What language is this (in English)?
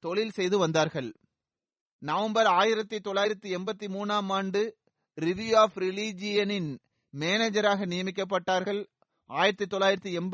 Tamil